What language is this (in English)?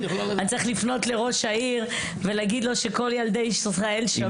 Hebrew